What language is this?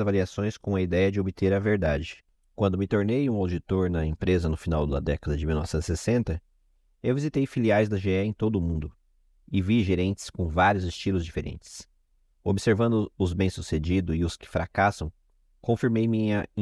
Portuguese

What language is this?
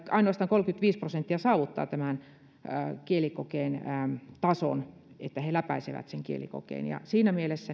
Finnish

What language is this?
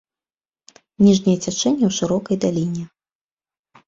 Belarusian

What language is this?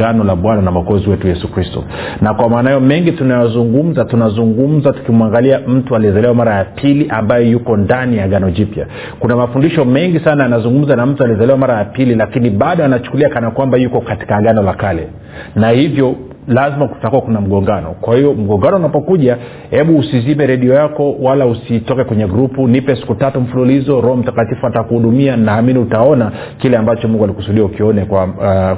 Swahili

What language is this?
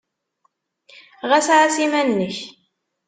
Kabyle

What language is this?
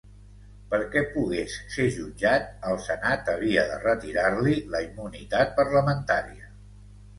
Catalan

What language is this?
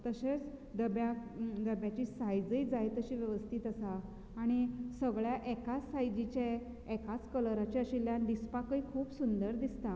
Konkani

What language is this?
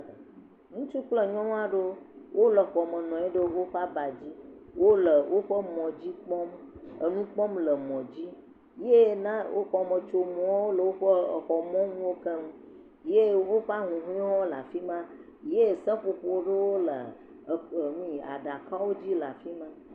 Ewe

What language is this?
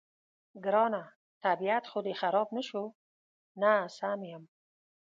Pashto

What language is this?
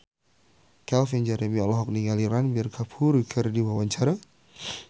Sundanese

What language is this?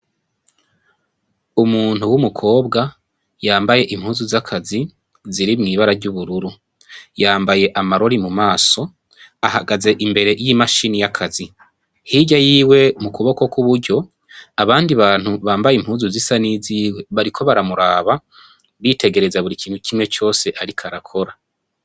Rundi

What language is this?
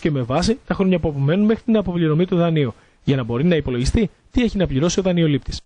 Greek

